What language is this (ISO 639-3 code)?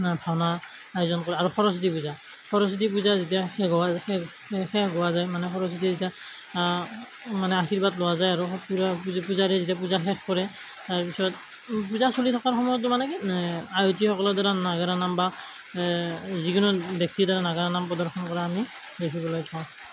asm